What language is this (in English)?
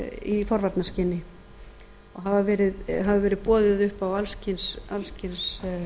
Icelandic